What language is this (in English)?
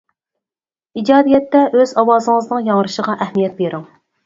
Uyghur